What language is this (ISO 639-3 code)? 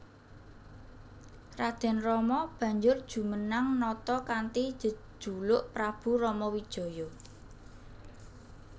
jav